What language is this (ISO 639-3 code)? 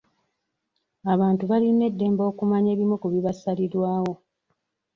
lug